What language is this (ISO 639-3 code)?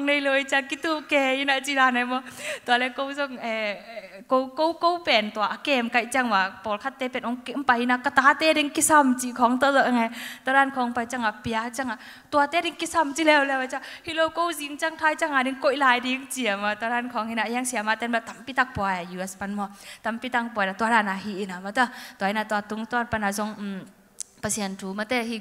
tha